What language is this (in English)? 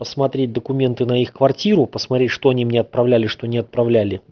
Russian